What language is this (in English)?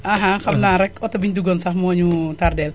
Wolof